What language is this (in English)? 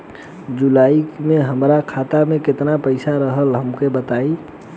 Bhojpuri